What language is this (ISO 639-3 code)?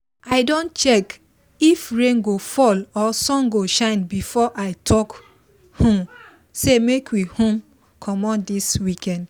pcm